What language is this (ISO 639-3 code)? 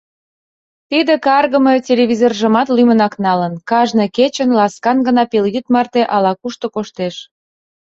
chm